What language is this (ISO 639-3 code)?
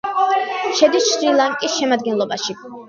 kat